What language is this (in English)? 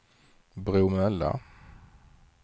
Swedish